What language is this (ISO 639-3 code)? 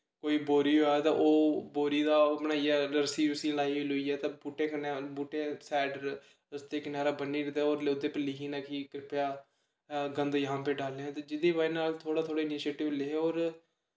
doi